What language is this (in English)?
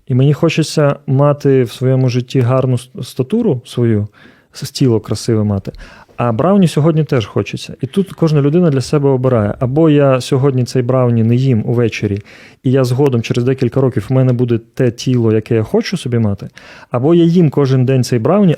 Ukrainian